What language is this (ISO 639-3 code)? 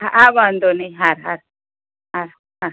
guj